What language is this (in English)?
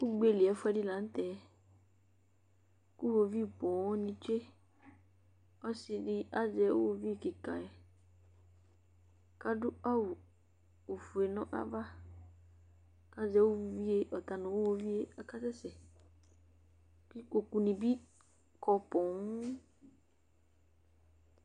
Ikposo